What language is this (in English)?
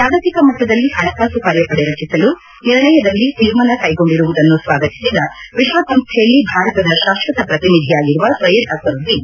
Kannada